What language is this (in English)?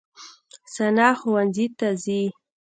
Pashto